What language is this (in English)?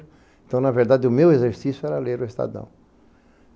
Portuguese